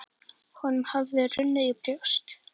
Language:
Icelandic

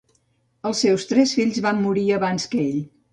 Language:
Catalan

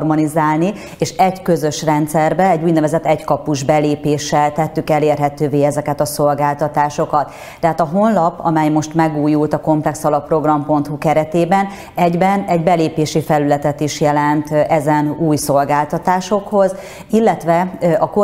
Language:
Hungarian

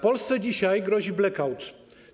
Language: Polish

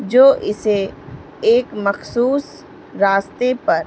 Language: Urdu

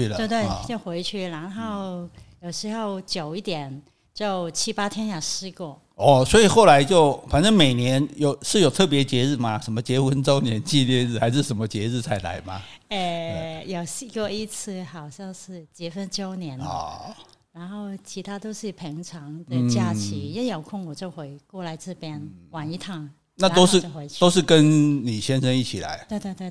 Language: Chinese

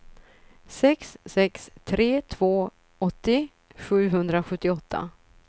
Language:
Swedish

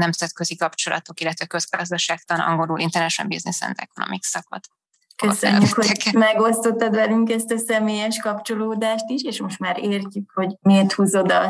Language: Hungarian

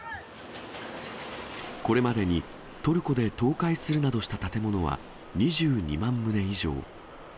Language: Japanese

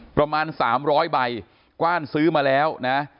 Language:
Thai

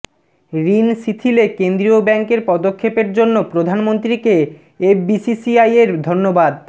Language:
Bangla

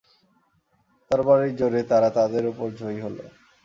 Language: Bangla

